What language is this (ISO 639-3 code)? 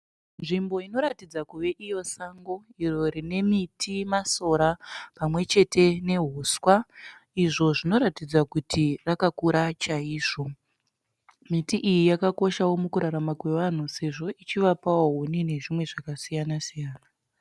sna